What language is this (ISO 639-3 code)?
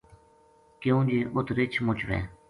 gju